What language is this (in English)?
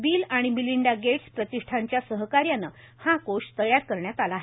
Marathi